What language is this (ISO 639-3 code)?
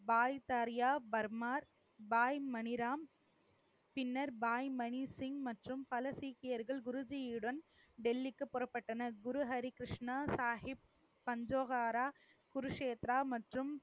tam